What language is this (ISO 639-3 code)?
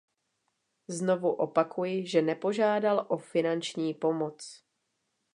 ces